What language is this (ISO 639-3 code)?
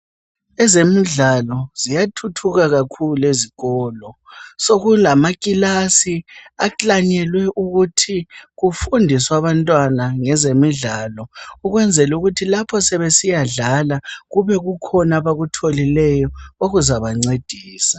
nde